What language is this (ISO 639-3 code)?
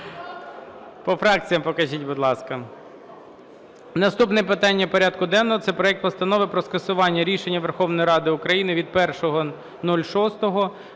ukr